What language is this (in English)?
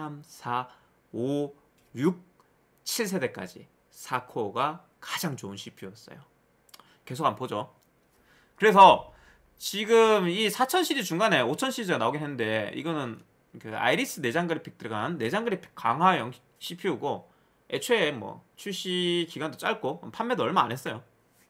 Korean